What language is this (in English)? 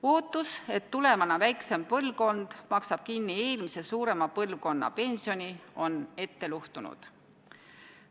Estonian